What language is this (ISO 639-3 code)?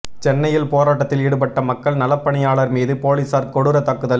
tam